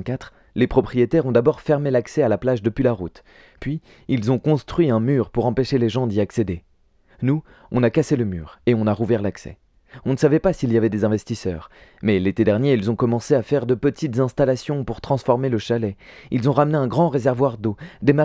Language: French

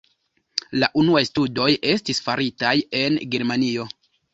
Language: Esperanto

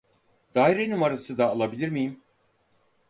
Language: Turkish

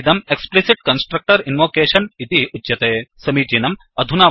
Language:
Sanskrit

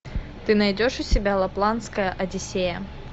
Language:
Russian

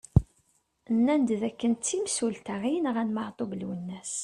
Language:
Kabyle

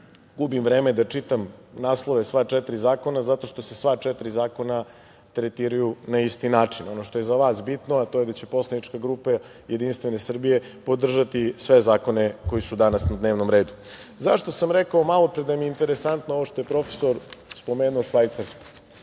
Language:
Serbian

